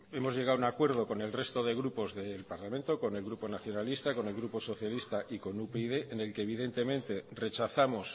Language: Spanish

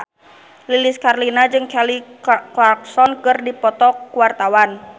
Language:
Sundanese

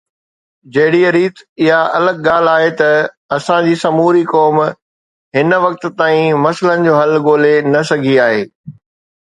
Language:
Sindhi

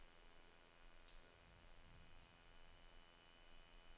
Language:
Danish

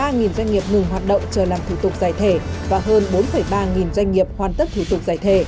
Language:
Vietnamese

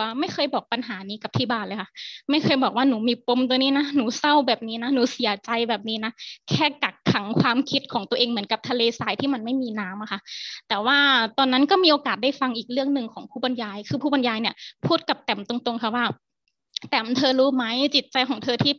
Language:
Thai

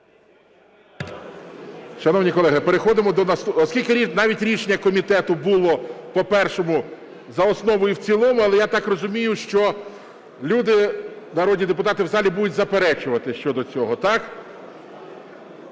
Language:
Ukrainian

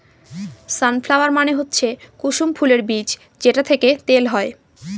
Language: Bangla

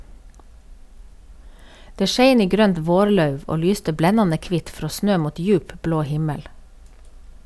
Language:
Norwegian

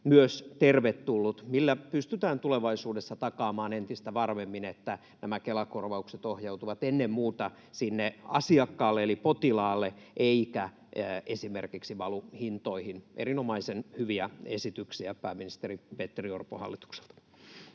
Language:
Finnish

